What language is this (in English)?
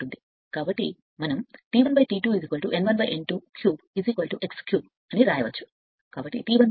Telugu